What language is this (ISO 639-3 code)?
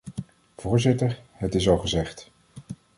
nld